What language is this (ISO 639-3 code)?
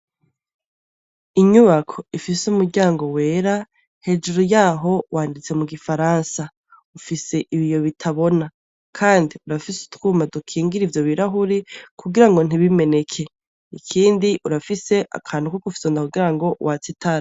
run